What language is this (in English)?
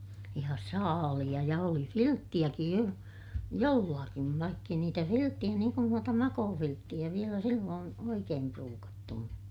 Finnish